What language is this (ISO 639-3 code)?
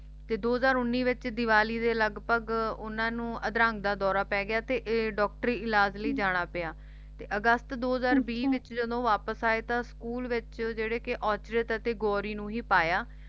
pan